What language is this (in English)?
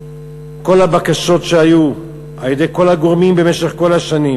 Hebrew